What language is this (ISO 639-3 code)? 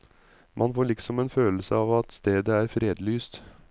nor